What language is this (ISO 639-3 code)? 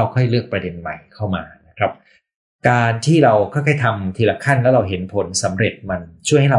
tha